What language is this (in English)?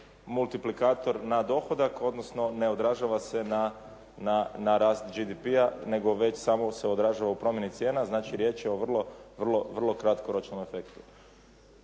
Croatian